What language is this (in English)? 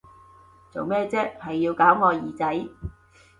Cantonese